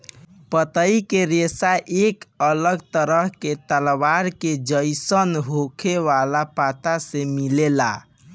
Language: Bhojpuri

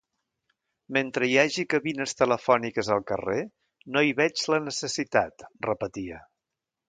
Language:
Catalan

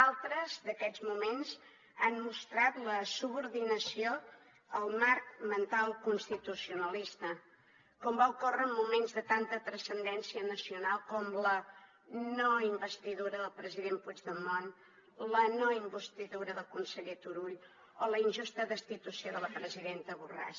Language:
Catalan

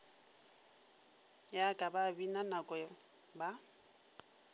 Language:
Northern Sotho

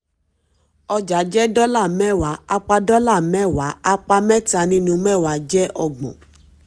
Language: Yoruba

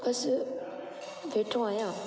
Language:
Sindhi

